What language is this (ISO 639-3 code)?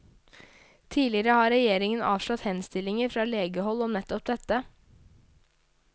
nor